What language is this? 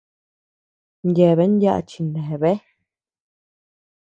Tepeuxila Cuicatec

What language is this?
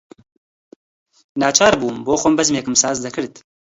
Central Kurdish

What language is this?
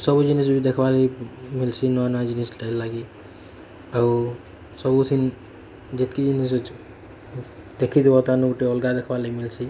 Odia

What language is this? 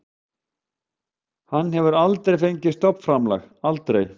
Icelandic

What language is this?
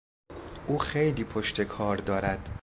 Persian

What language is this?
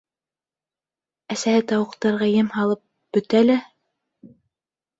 Bashkir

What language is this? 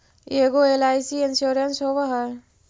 Magahi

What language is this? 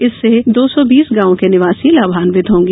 Hindi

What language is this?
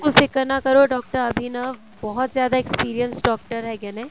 Punjabi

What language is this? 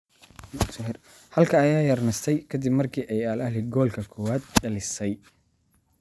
Somali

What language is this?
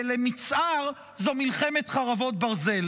Hebrew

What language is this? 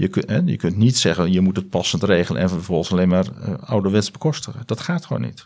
Dutch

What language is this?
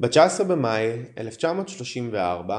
Hebrew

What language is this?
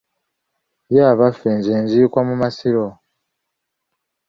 Ganda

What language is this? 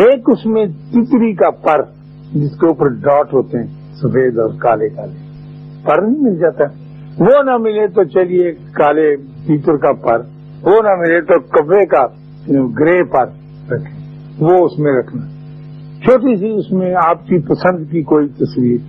Urdu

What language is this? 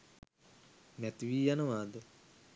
Sinhala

